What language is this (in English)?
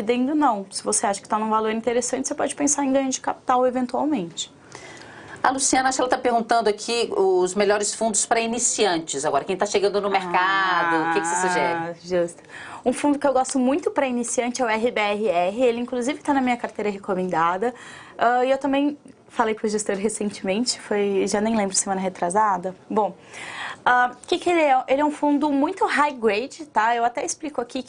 Portuguese